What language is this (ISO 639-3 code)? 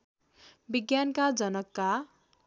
nep